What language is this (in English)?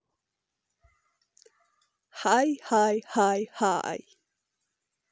Russian